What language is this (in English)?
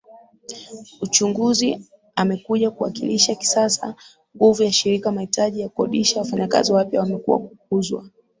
Swahili